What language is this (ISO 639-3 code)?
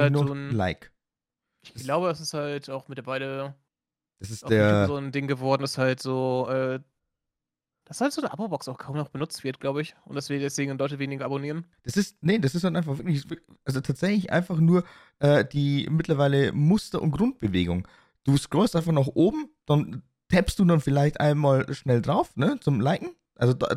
deu